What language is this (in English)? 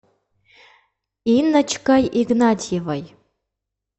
Russian